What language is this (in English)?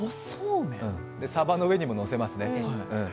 Japanese